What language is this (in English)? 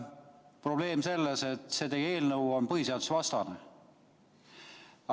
Estonian